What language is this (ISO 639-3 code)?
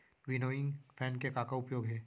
hne